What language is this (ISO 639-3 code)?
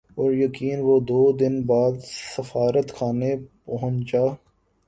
urd